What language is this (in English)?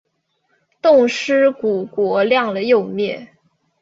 Chinese